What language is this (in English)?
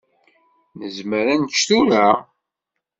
Kabyle